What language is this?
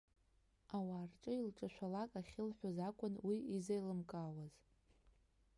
Abkhazian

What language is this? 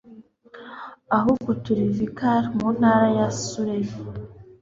Kinyarwanda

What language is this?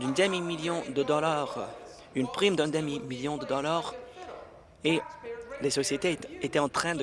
French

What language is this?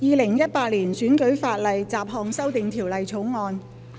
Cantonese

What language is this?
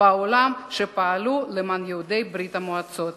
Hebrew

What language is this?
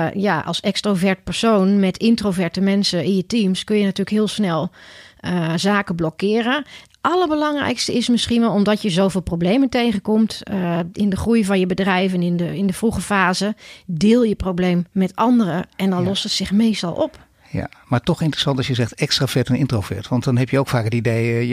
Dutch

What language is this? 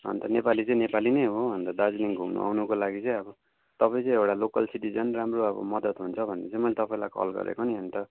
Nepali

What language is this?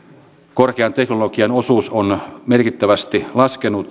Finnish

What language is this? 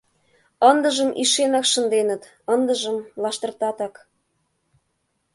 Mari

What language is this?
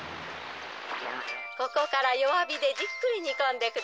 Japanese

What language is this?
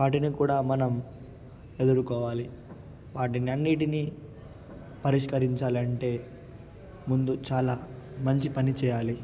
Telugu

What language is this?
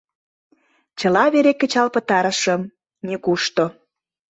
Mari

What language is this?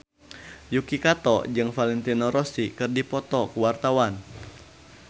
Sundanese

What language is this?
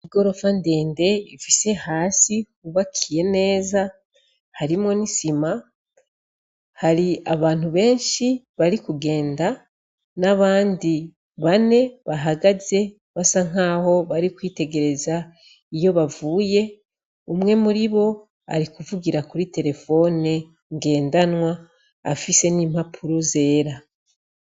Rundi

